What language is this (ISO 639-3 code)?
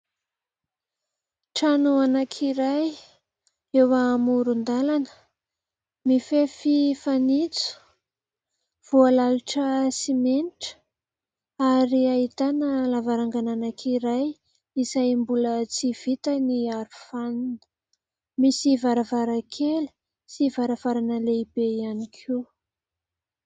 mlg